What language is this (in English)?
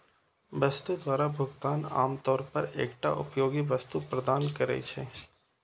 Maithili